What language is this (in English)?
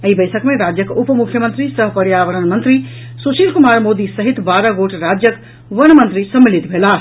Maithili